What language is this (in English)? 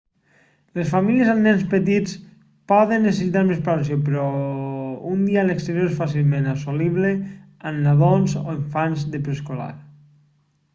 Catalan